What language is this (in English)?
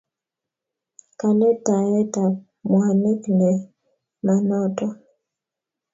Kalenjin